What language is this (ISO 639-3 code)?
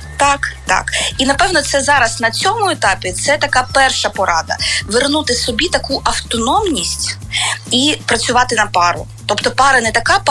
ukr